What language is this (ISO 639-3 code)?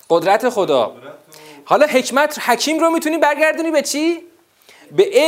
fas